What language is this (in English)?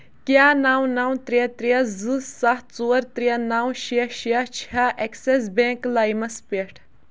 Kashmiri